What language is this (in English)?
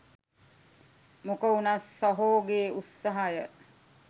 Sinhala